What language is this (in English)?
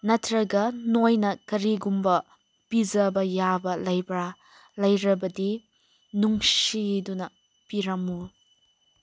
Manipuri